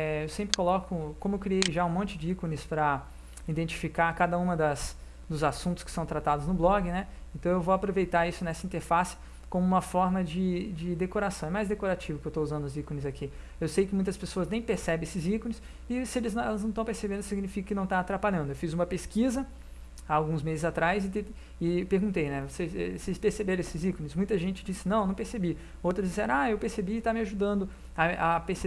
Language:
Portuguese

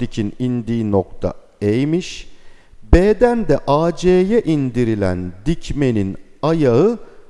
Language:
Turkish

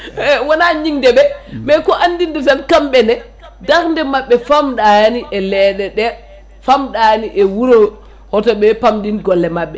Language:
Fula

